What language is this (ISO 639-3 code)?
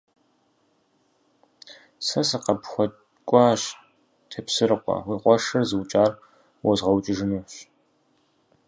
kbd